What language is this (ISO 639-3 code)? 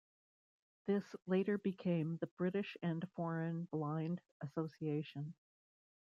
eng